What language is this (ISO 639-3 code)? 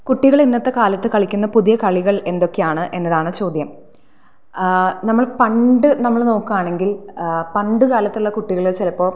mal